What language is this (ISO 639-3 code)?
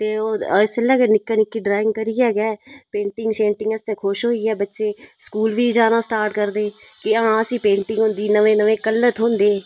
doi